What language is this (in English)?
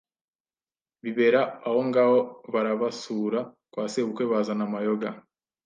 Kinyarwanda